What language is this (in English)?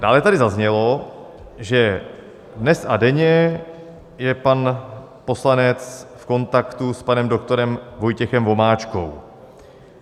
Czech